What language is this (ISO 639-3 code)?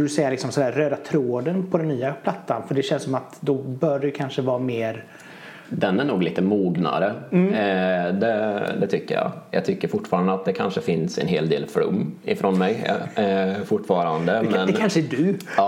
swe